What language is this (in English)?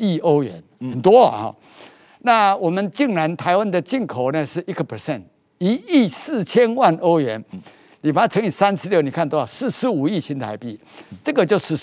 Chinese